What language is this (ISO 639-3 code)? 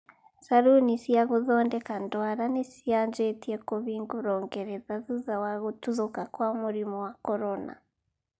kik